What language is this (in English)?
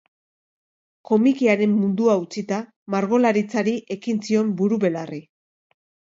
Basque